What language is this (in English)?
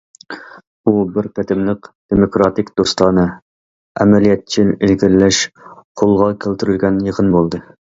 Uyghur